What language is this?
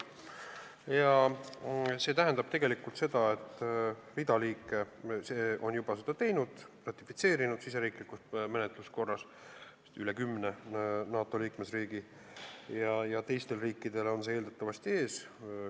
Estonian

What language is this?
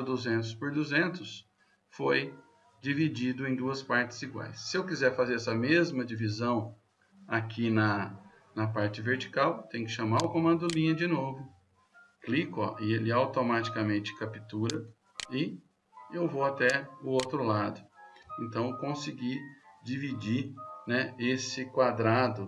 Portuguese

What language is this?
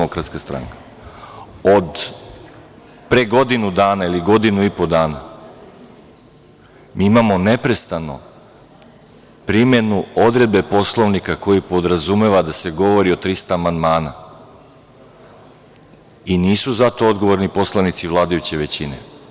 Serbian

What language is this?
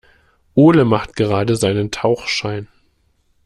German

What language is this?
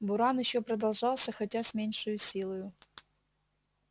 Russian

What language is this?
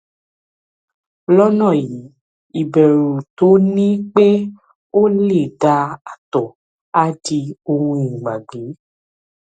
Yoruba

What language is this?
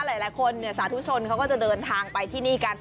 Thai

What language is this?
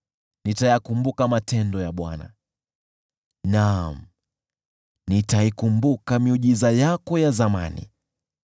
Swahili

